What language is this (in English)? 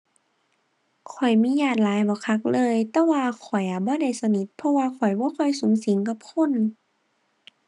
Thai